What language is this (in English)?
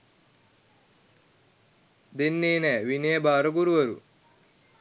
Sinhala